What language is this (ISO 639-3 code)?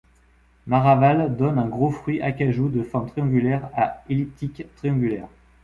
fra